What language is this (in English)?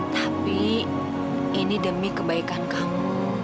Indonesian